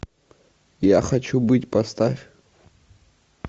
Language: Russian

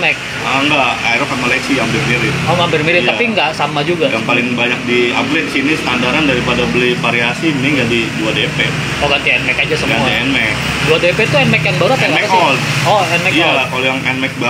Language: Indonesian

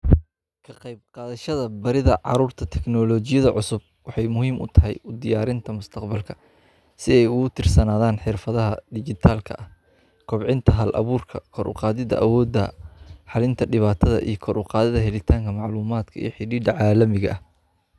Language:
Somali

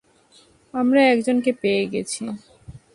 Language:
Bangla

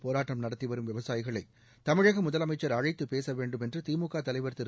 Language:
Tamil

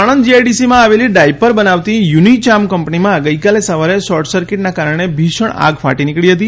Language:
Gujarati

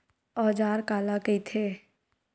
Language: Chhattisgarhi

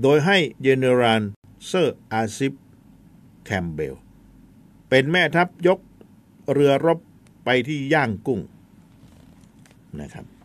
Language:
Thai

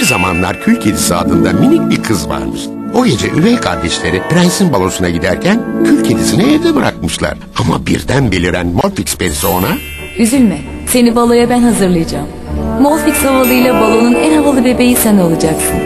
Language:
Turkish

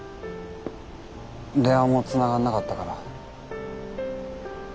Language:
Japanese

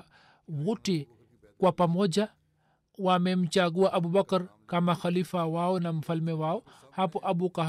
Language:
Swahili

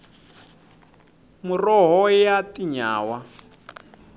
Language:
Tsonga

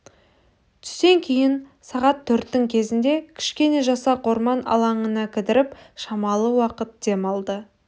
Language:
Kazakh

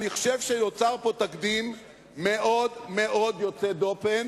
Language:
Hebrew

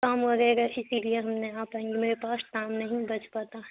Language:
Urdu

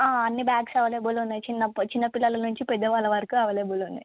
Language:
Telugu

